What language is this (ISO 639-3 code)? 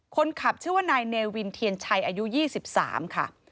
tha